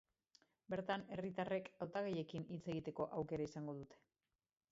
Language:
Basque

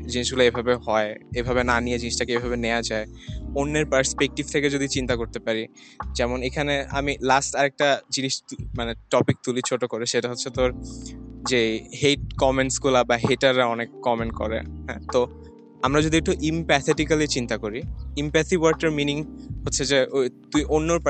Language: Bangla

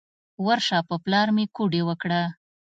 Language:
Pashto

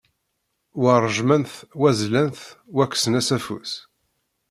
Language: Kabyle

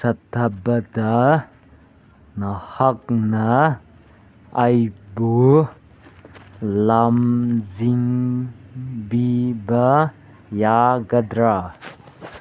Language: Manipuri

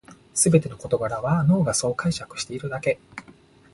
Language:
Japanese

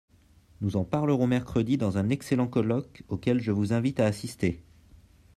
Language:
French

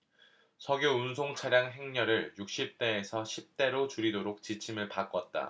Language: Korean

